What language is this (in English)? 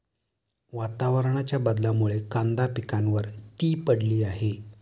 Marathi